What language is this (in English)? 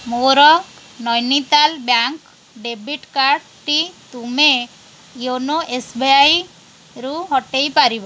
Odia